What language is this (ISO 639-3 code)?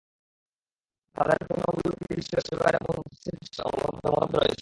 ben